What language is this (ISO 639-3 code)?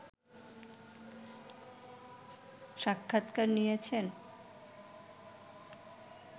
ben